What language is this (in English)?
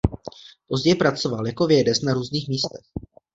Czech